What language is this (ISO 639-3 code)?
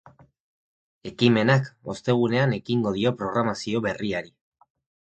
eus